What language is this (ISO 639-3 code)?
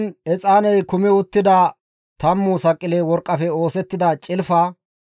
gmv